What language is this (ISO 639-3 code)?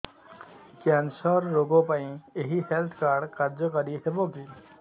ori